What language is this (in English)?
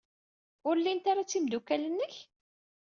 Kabyle